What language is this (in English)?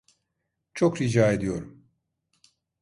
Turkish